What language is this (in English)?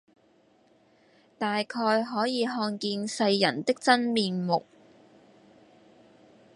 Cantonese